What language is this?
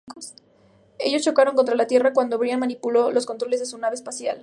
Spanish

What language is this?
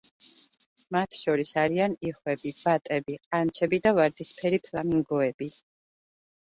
Georgian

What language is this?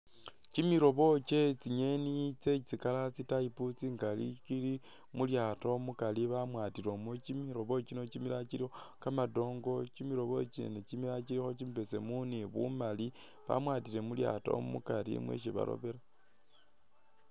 Masaaba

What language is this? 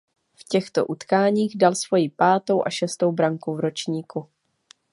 Czech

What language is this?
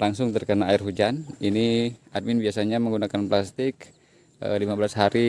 Indonesian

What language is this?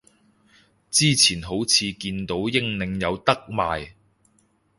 Cantonese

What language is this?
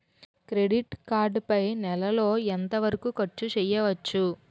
Telugu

